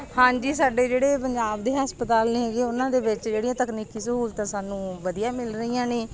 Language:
Punjabi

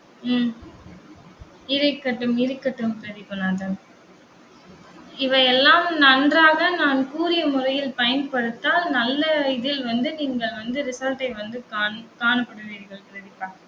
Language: Tamil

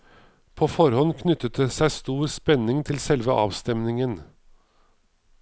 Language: Norwegian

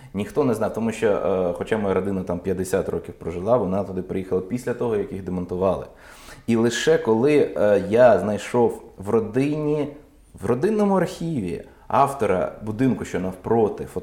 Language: Ukrainian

